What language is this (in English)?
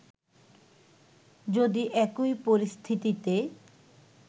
Bangla